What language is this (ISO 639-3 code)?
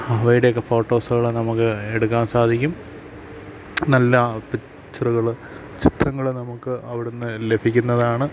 mal